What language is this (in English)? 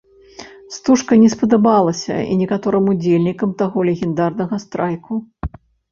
Belarusian